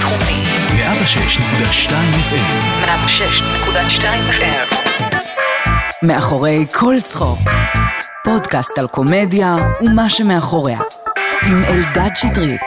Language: Hebrew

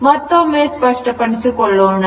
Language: Kannada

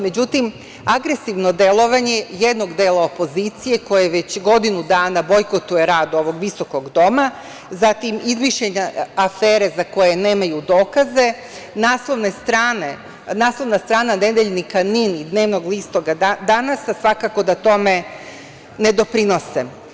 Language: Serbian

